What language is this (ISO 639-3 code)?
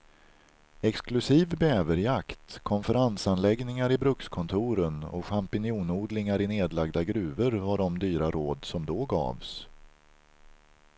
swe